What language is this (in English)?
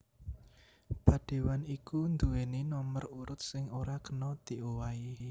Javanese